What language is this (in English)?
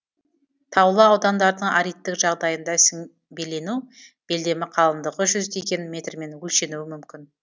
Kazakh